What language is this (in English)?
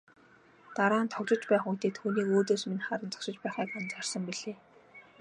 Mongolian